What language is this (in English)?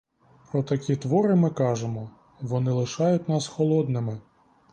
Ukrainian